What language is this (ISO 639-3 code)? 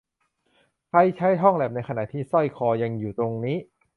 tha